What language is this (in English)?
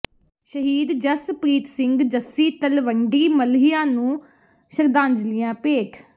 Punjabi